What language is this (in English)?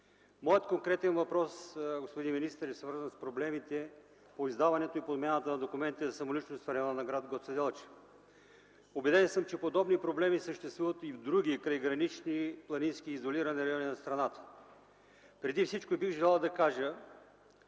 Bulgarian